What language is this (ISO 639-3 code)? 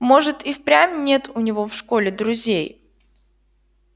rus